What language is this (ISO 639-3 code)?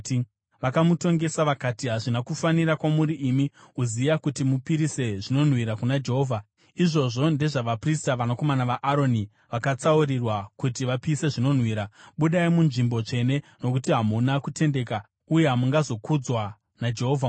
sna